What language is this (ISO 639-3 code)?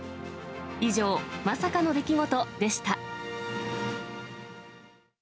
jpn